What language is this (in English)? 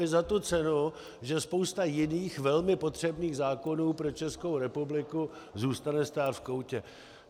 Czech